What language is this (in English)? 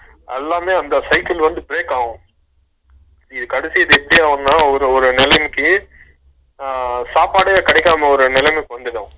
Tamil